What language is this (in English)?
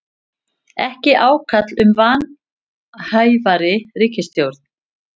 Icelandic